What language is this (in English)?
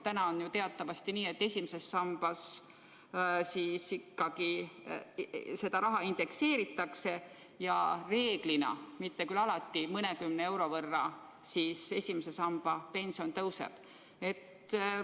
Estonian